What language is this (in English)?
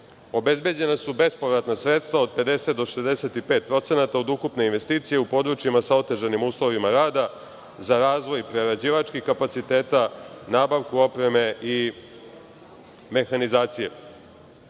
Serbian